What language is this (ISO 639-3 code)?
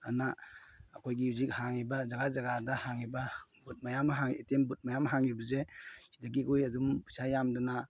mni